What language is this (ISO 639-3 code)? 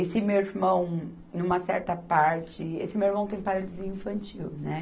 por